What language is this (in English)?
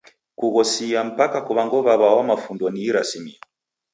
Taita